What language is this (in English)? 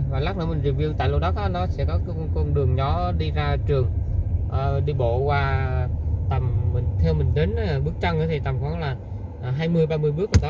Vietnamese